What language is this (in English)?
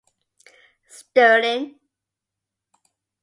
English